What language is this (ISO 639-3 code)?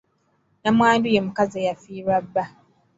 lug